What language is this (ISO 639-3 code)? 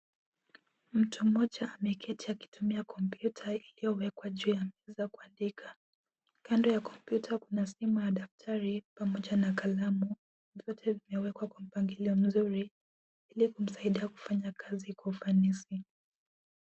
swa